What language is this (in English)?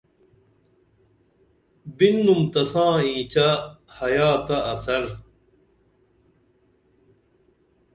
Dameli